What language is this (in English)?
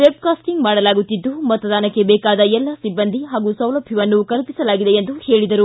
Kannada